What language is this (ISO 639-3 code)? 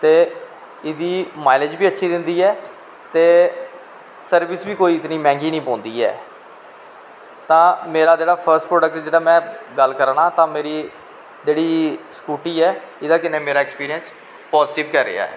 doi